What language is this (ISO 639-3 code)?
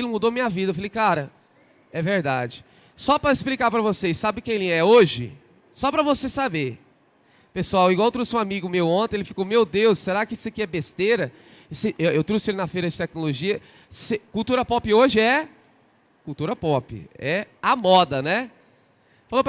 por